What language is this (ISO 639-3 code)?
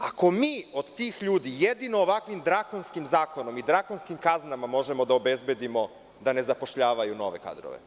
srp